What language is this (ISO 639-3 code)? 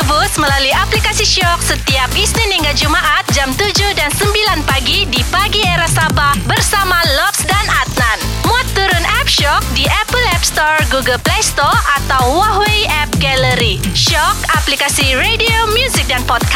msa